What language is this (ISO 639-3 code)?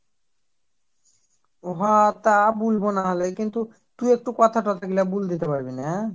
ben